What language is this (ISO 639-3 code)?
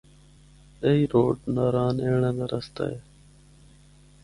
hno